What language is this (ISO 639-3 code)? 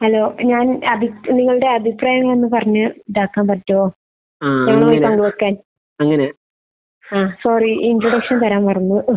mal